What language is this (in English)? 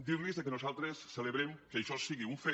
Catalan